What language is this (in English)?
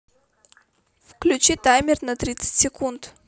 Russian